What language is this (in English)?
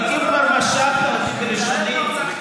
Hebrew